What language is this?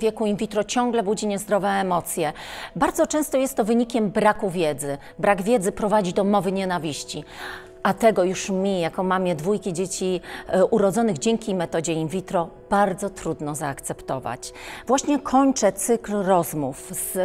Polish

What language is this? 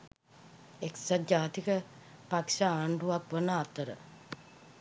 Sinhala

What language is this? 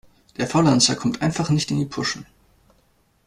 German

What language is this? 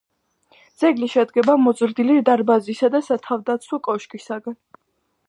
Georgian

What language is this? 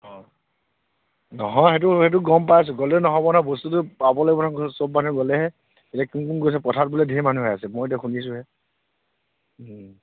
Assamese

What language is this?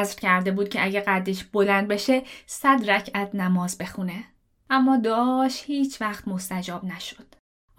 Persian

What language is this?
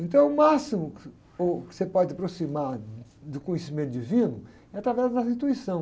Portuguese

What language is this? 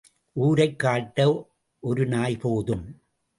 Tamil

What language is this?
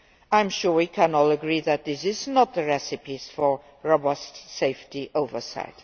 English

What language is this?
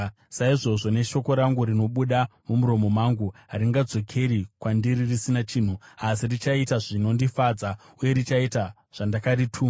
Shona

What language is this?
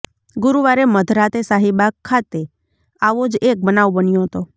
Gujarati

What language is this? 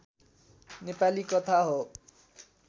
Nepali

